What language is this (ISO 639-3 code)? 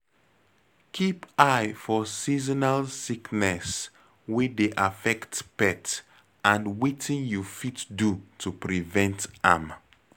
pcm